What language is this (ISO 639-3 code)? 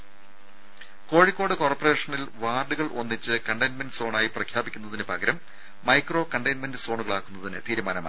mal